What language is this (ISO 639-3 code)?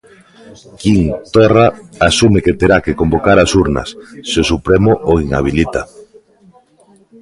glg